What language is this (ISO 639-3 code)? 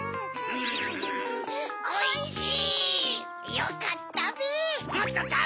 jpn